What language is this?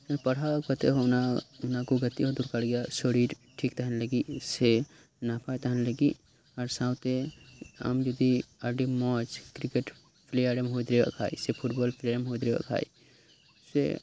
Santali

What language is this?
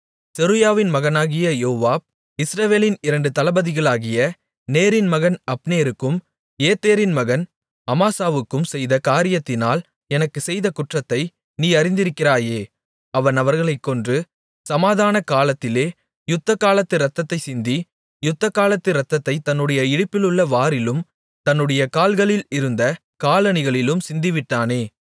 Tamil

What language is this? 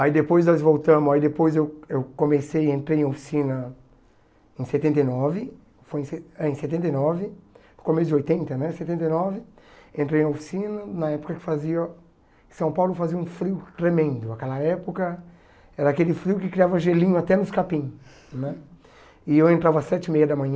Portuguese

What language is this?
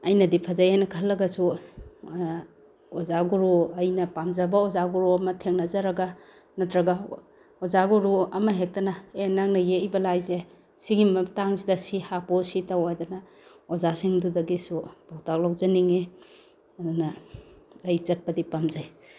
Manipuri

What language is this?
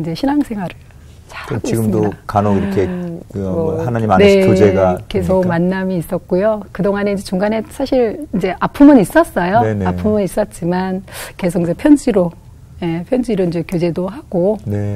Korean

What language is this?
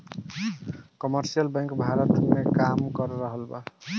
Bhojpuri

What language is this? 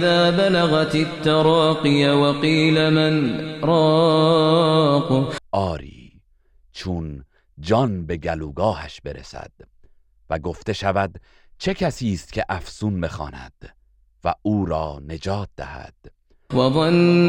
Persian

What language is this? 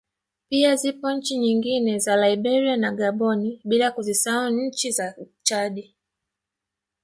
Swahili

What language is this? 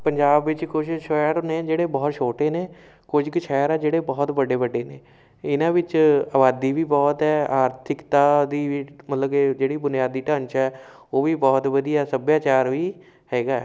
Punjabi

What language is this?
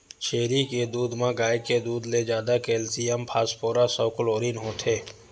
Chhattisgarhi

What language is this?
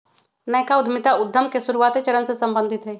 Magahi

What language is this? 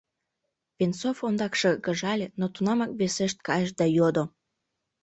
Mari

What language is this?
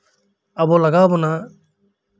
Santali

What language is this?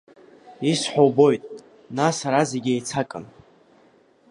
Abkhazian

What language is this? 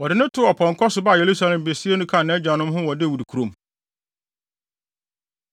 Akan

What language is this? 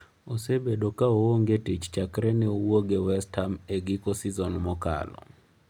Luo (Kenya and Tanzania)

